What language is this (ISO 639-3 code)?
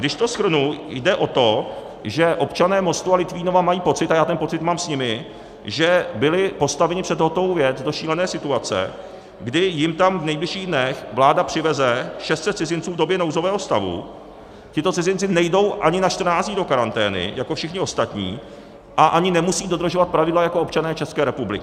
ces